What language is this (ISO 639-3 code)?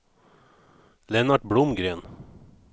swe